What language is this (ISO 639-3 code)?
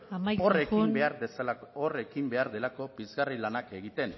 eus